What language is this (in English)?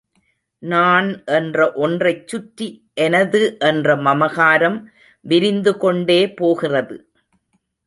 Tamil